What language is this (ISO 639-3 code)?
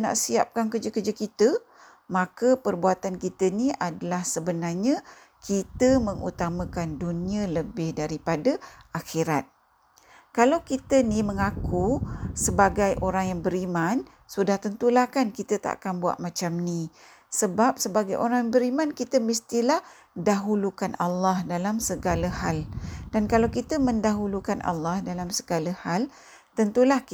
msa